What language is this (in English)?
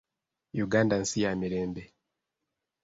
Ganda